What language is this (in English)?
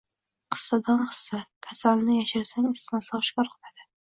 Uzbek